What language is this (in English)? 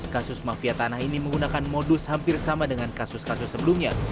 Indonesian